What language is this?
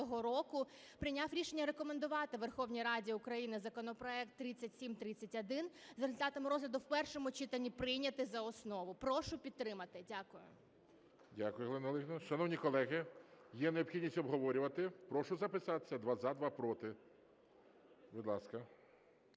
Ukrainian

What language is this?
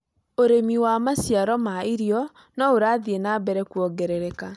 Kikuyu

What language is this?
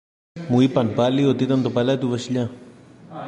Greek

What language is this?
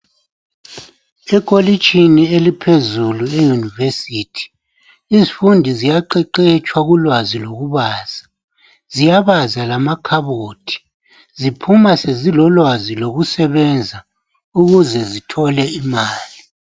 North Ndebele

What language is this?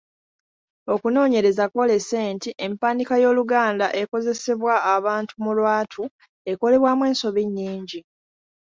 Ganda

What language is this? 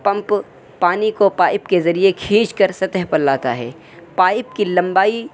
Urdu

